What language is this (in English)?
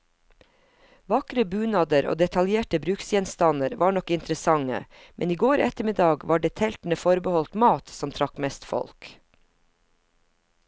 Norwegian